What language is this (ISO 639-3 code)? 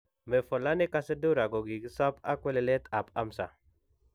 kln